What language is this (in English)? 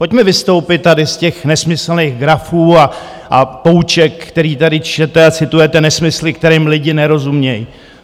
Czech